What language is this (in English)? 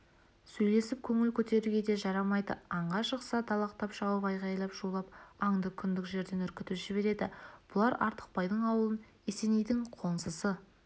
Kazakh